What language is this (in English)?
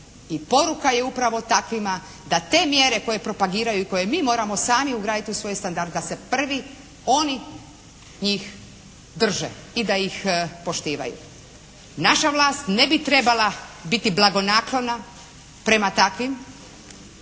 Croatian